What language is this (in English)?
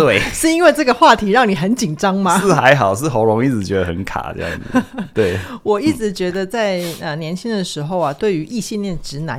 Chinese